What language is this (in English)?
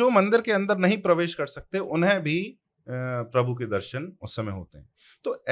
Hindi